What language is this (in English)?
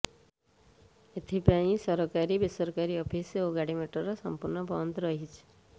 Odia